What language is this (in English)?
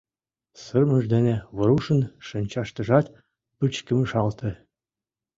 Mari